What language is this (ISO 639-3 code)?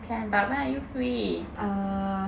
eng